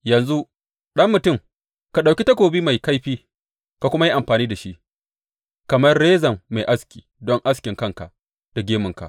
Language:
Hausa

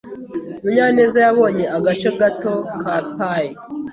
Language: Kinyarwanda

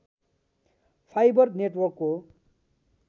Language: Nepali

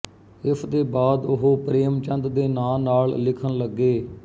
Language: Punjabi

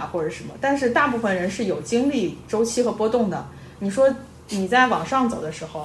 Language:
Chinese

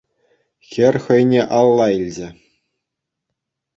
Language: Chuvash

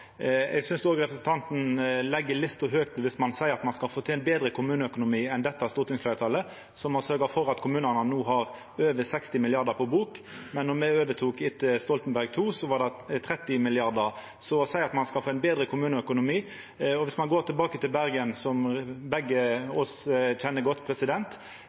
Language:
Norwegian Nynorsk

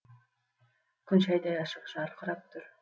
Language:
Kazakh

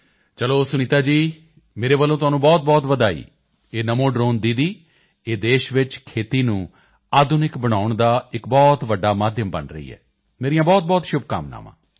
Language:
Punjabi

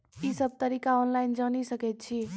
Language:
Maithili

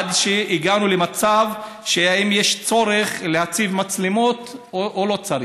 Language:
Hebrew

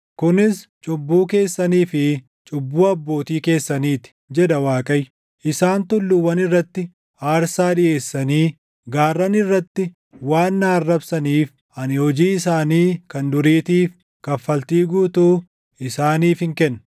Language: Oromo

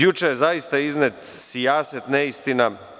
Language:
Serbian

